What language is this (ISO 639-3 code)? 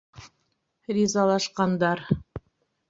bak